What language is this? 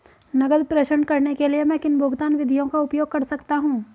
Hindi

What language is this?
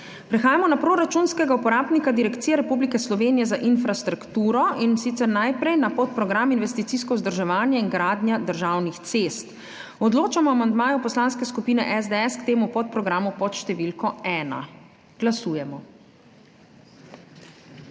Slovenian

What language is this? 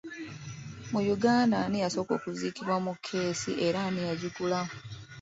Ganda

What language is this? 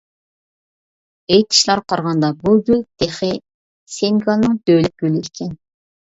Uyghur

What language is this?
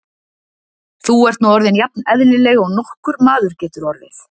Icelandic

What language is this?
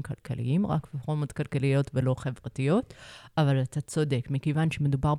Hebrew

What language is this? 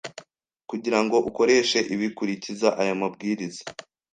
Kinyarwanda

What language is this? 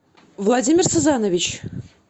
Russian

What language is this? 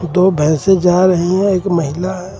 Hindi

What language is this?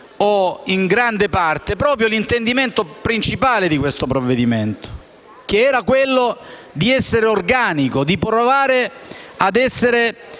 Italian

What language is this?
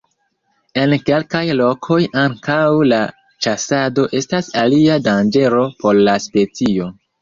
Esperanto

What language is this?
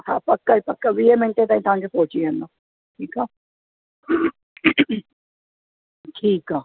Sindhi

